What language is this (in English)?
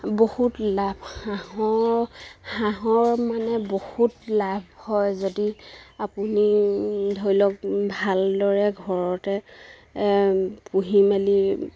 Assamese